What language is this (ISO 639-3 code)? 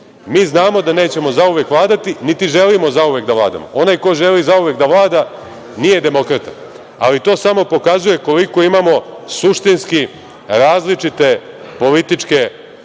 srp